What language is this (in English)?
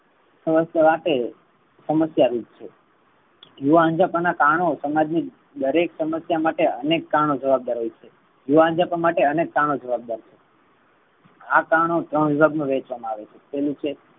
Gujarati